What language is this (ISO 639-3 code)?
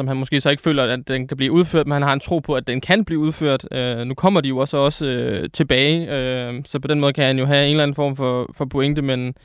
dan